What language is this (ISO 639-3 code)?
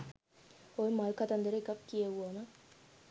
sin